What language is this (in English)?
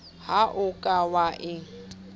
Southern Sotho